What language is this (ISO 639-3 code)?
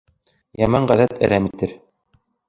bak